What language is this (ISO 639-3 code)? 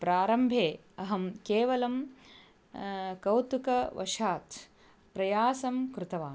san